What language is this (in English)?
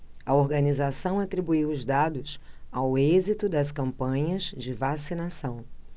Portuguese